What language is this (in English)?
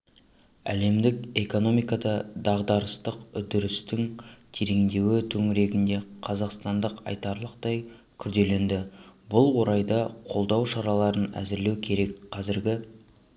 Kazakh